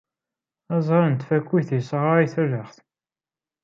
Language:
Kabyle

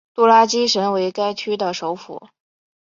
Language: Chinese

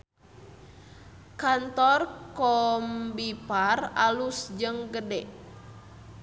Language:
Sundanese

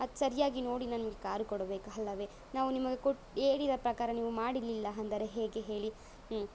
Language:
Kannada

